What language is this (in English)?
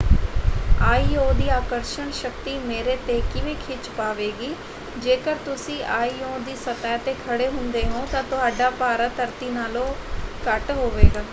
Punjabi